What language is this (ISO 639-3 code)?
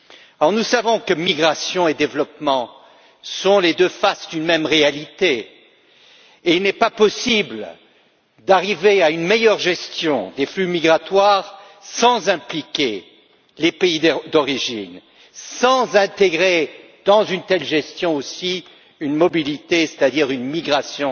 fra